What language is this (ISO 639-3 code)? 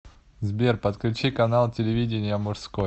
rus